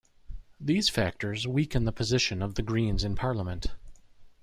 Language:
English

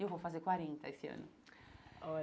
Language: Portuguese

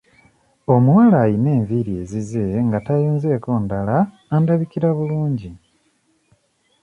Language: Ganda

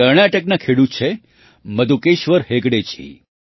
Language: Gujarati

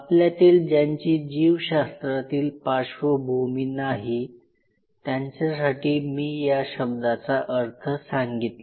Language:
Marathi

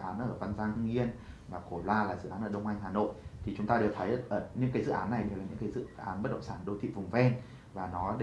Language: Vietnamese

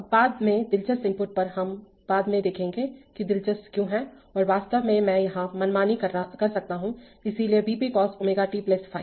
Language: Hindi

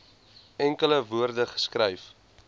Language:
Afrikaans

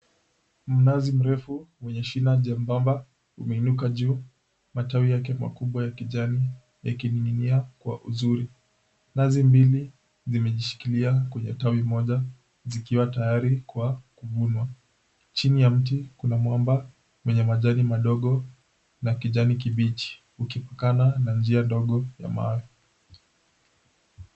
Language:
Swahili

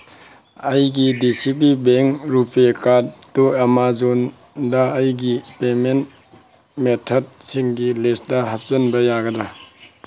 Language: Manipuri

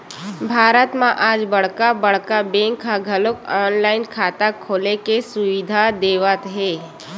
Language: Chhattisgarhi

